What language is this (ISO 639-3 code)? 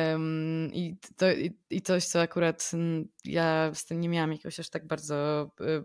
pol